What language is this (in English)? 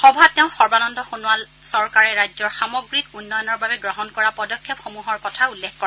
Assamese